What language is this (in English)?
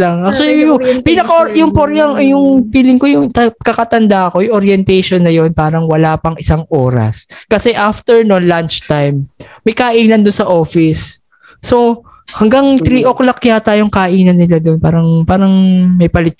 Filipino